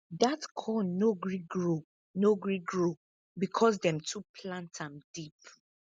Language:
Nigerian Pidgin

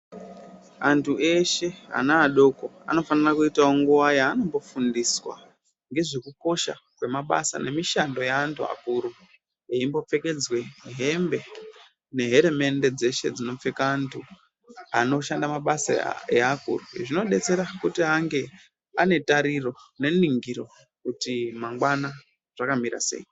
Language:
Ndau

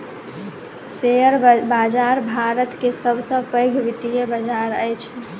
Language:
Maithili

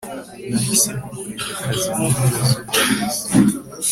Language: Kinyarwanda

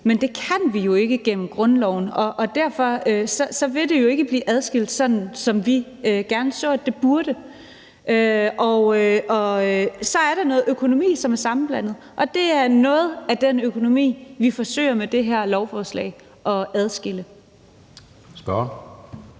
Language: Danish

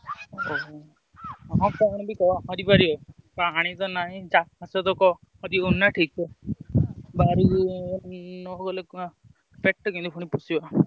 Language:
Odia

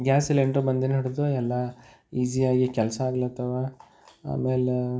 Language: Kannada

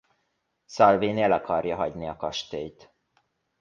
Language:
Hungarian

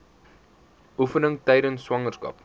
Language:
Afrikaans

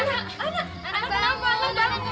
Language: Indonesian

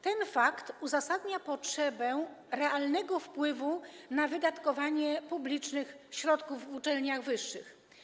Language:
Polish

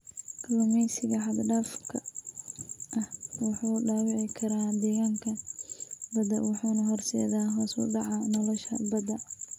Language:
Somali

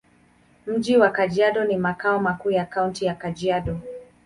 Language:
Swahili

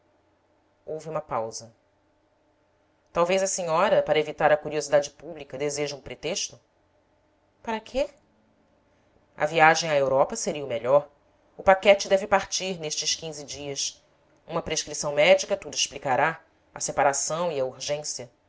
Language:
Portuguese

